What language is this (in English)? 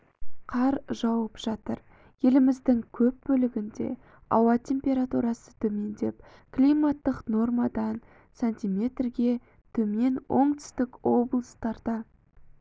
Kazakh